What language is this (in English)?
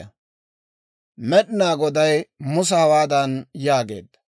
Dawro